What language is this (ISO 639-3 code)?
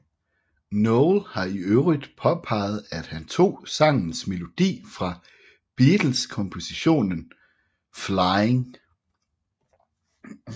dan